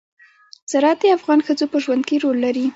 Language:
Pashto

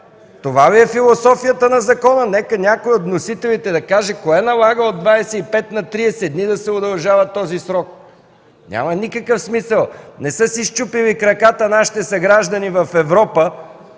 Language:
Bulgarian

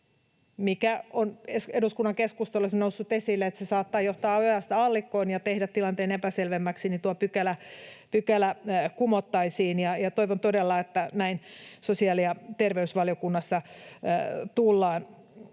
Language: Finnish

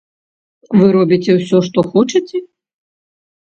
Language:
Belarusian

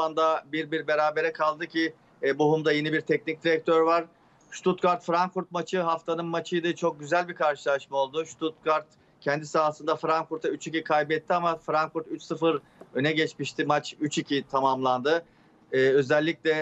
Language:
Turkish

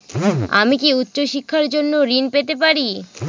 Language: Bangla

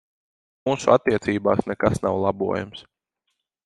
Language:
Latvian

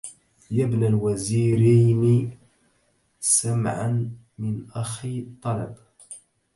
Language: Arabic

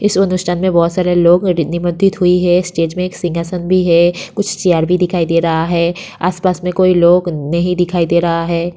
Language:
Hindi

